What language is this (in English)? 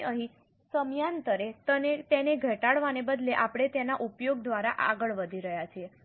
Gujarati